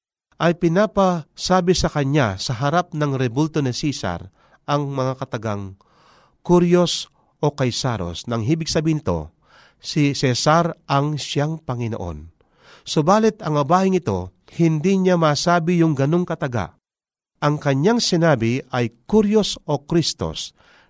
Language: Filipino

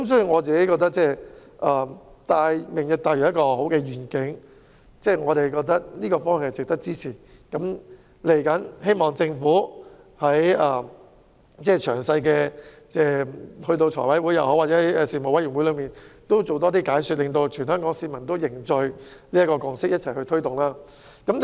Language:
Cantonese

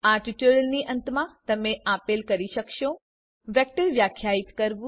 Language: Gujarati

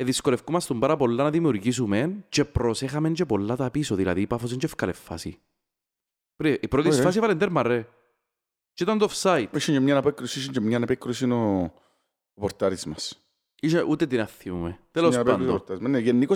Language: Greek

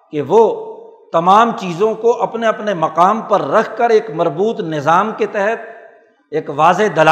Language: Urdu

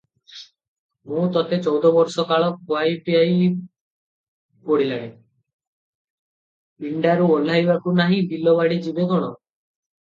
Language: Odia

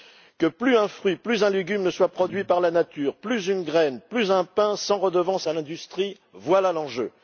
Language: French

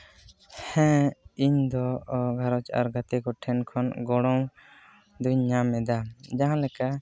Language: Santali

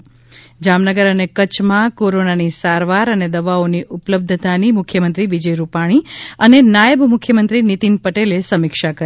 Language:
Gujarati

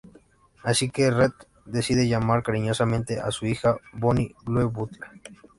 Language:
Spanish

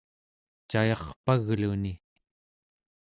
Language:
Central Yupik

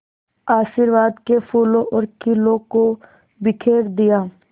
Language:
Hindi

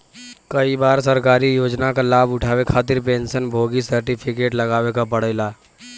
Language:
Bhojpuri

